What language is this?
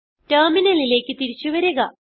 Malayalam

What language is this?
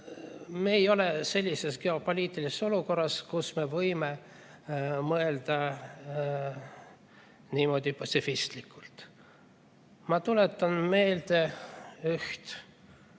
Estonian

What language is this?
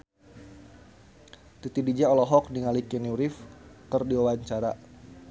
Sundanese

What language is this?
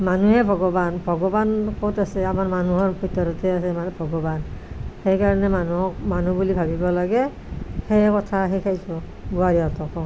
Assamese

